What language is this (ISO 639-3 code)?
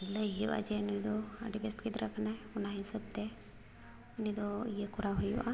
sat